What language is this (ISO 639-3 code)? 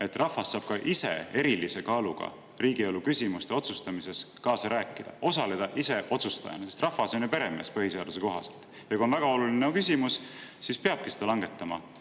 est